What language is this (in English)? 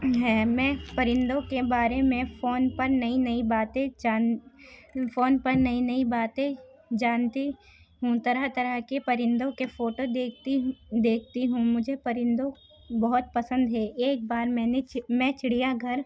Urdu